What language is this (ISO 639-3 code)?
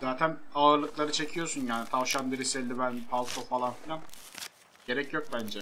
tur